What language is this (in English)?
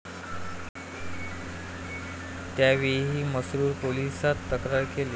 Marathi